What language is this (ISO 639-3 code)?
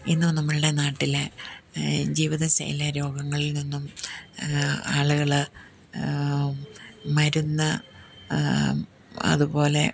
mal